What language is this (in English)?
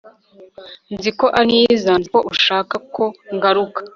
Kinyarwanda